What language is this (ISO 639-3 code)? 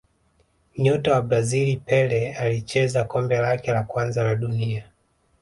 swa